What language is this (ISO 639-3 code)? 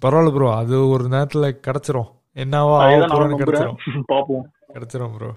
tam